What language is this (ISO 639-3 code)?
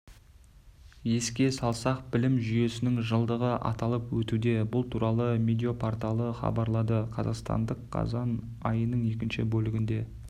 kaz